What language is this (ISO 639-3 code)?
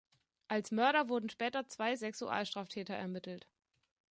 deu